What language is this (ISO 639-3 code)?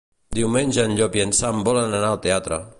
cat